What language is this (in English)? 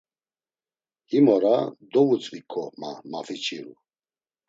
Laz